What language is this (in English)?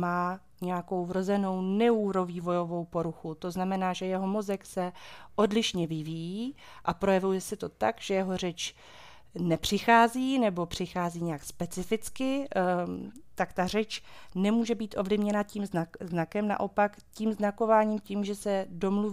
Czech